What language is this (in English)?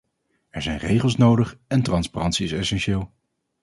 Dutch